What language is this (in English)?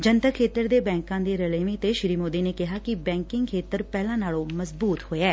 Punjabi